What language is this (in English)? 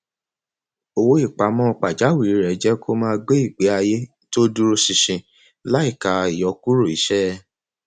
Yoruba